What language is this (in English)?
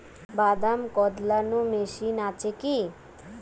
Bangla